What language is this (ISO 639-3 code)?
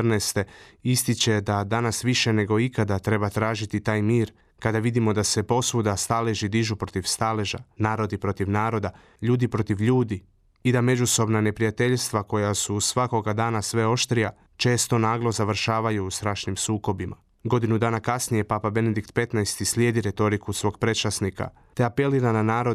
hrv